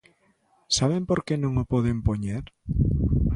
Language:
Galician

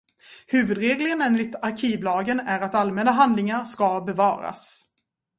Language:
Swedish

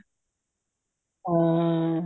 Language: Punjabi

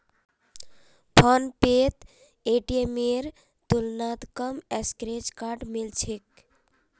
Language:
Magahi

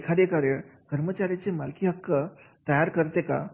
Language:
Marathi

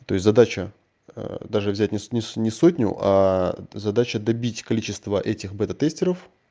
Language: Russian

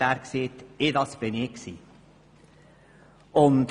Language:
Swiss German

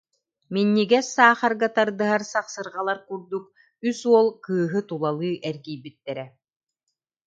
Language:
Yakut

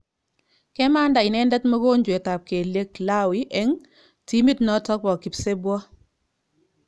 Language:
Kalenjin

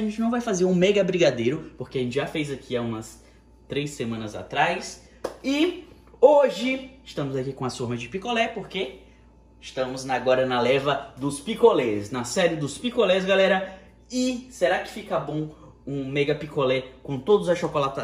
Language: Portuguese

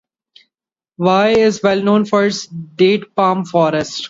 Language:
English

